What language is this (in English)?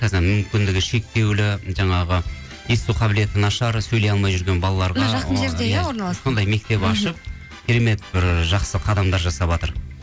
Kazakh